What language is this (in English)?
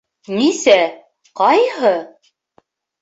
Bashkir